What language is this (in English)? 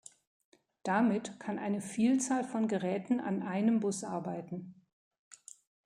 German